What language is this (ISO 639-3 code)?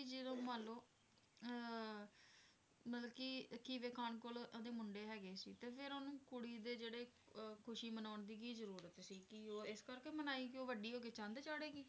pan